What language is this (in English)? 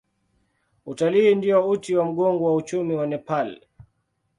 Swahili